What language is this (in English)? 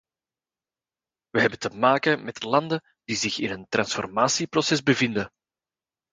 Dutch